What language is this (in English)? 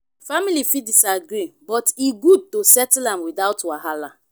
Nigerian Pidgin